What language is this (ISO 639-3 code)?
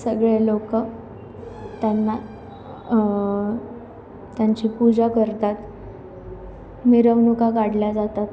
mar